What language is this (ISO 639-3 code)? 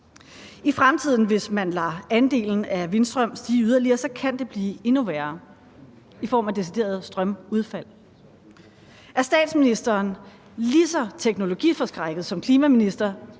dan